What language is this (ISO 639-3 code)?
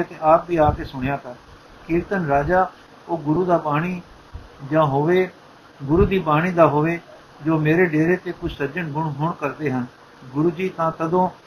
pan